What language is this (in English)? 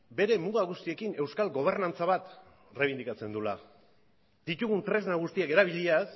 Basque